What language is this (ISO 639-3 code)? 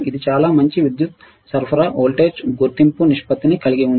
tel